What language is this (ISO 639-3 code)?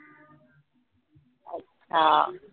mar